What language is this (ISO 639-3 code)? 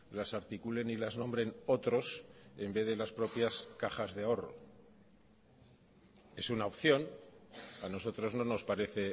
spa